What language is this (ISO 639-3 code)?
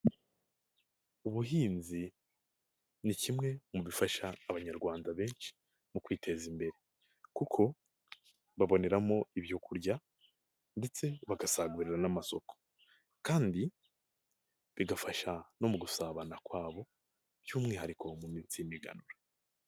kin